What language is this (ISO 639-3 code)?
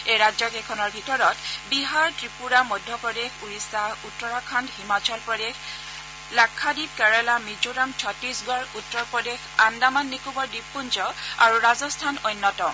asm